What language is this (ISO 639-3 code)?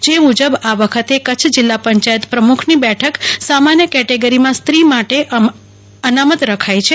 guj